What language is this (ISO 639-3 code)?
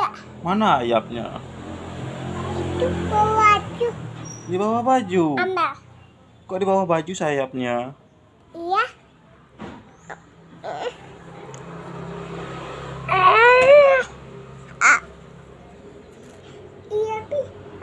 ind